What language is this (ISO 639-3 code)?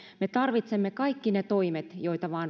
fin